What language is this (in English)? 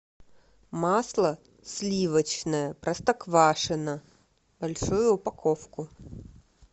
Russian